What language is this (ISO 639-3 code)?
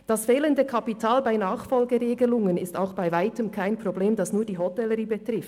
gsw